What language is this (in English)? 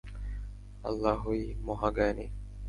Bangla